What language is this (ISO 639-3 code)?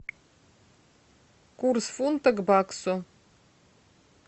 rus